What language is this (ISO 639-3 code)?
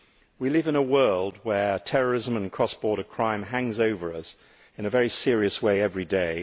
eng